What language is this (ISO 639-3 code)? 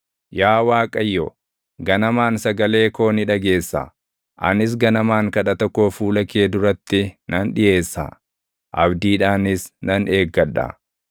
orm